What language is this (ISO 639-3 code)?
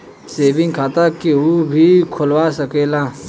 bho